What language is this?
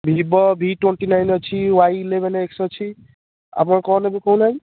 Odia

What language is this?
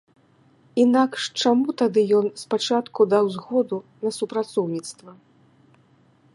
Belarusian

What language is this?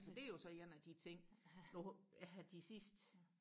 Danish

